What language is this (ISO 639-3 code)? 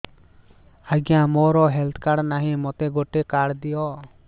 ori